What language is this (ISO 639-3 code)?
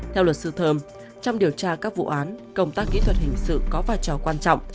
vie